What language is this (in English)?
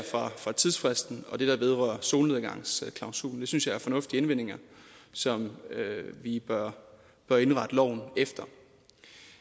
Danish